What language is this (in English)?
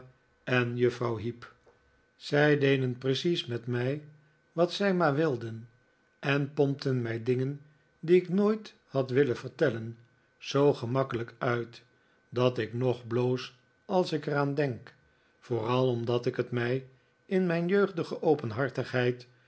Dutch